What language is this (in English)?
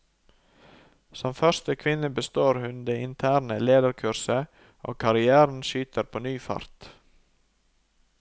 Norwegian